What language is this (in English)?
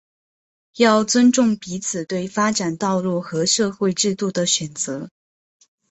Chinese